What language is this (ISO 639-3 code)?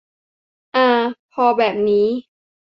tha